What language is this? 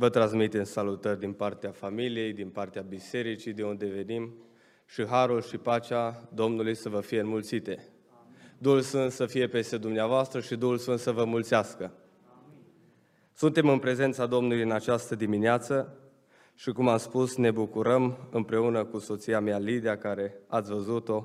Romanian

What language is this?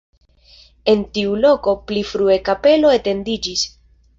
Esperanto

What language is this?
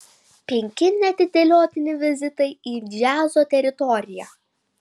Lithuanian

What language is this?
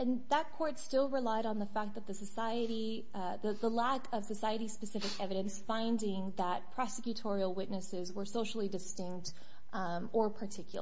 English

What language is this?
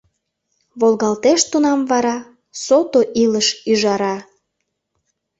Mari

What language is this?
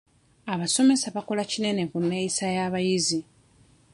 Ganda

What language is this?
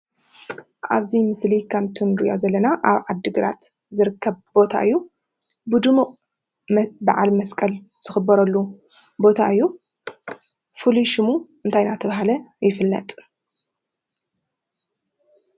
Tigrinya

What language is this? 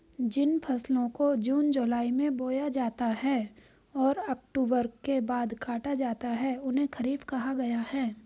Hindi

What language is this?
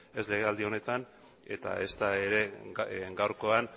Basque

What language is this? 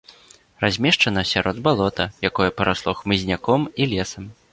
Belarusian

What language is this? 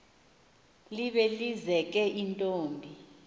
Xhosa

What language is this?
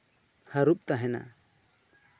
Santali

